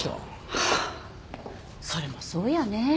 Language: Japanese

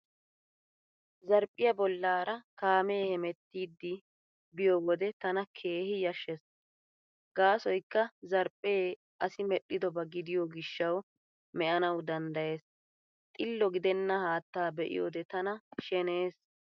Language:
Wolaytta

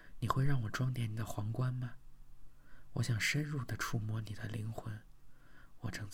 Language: Chinese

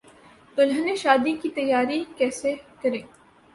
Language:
Urdu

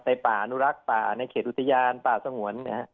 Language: Thai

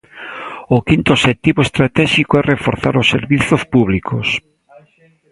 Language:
Galician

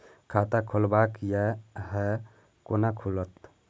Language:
Maithili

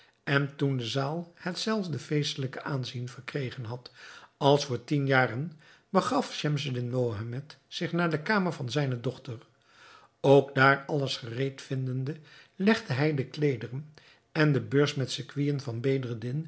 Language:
Dutch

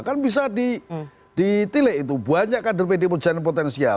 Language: Indonesian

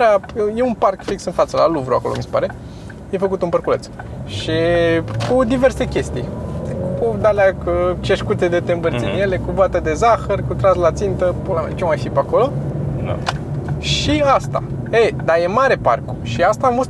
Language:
Romanian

